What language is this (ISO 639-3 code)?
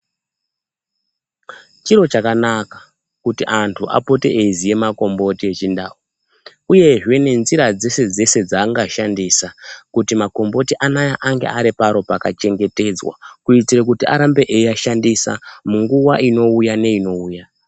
ndc